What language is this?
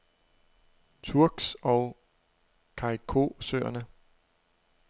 Danish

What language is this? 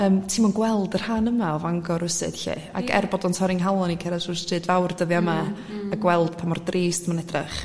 Welsh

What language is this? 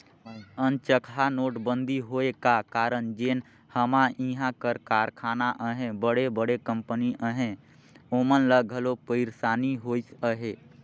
Chhattisgarhi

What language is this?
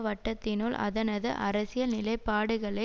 Tamil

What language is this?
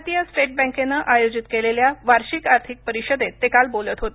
Marathi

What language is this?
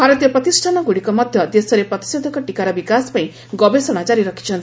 Odia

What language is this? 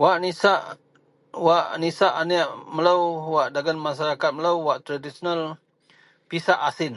Central Melanau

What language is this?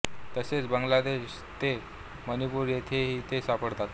Marathi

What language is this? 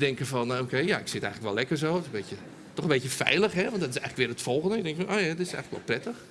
Dutch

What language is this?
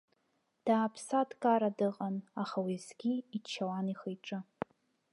Abkhazian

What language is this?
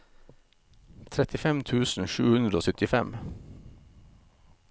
Norwegian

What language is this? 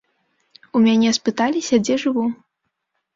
Belarusian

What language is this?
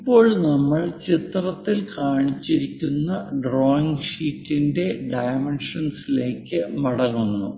Malayalam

